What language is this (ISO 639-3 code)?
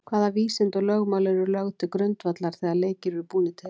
isl